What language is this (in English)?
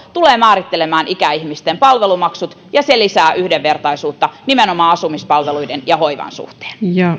Finnish